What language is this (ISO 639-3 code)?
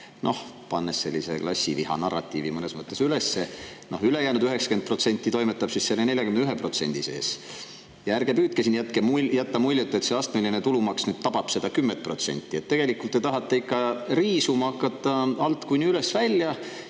est